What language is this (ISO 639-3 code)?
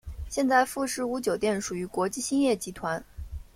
zho